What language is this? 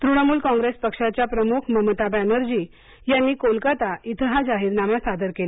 Marathi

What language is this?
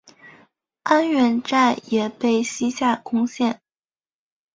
Chinese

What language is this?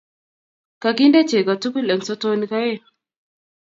Kalenjin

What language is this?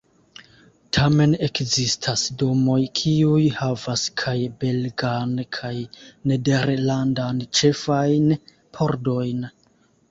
Esperanto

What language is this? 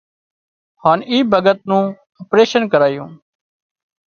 Wadiyara Koli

